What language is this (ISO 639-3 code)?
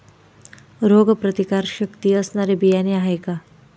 mar